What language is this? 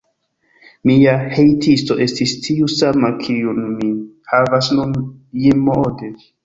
Esperanto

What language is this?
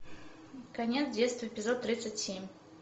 Russian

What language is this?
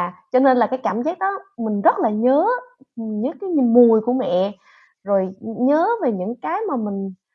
Vietnamese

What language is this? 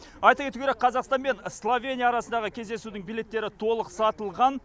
Kazakh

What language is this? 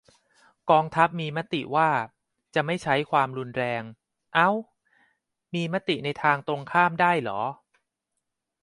Thai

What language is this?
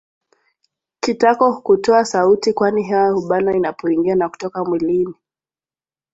Swahili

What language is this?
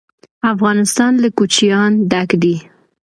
Pashto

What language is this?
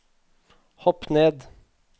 Norwegian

